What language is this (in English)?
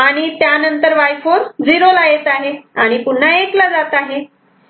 Marathi